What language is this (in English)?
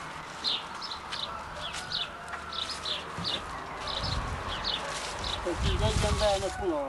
Hungarian